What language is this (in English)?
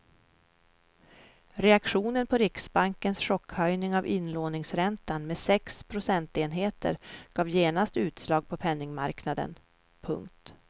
Swedish